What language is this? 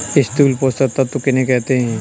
Hindi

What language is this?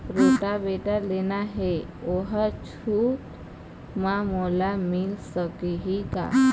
Chhattisgarhi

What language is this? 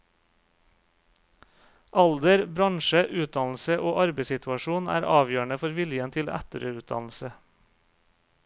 Norwegian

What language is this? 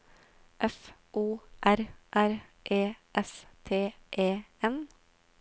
Norwegian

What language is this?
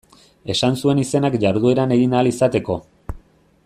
Basque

